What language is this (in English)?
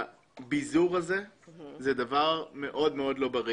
Hebrew